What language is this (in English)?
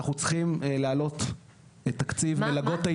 Hebrew